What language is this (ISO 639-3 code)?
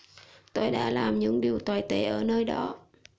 vie